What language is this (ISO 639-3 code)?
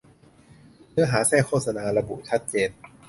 tha